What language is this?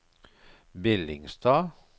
Norwegian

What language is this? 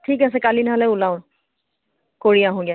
Assamese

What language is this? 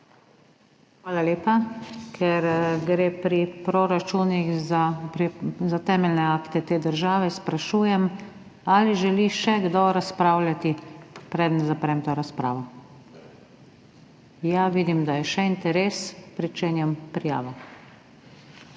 Slovenian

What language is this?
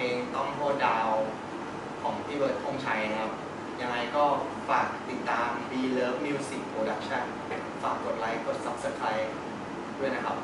Thai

